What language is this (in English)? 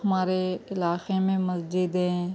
Urdu